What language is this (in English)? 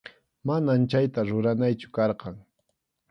Arequipa-La Unión Quechua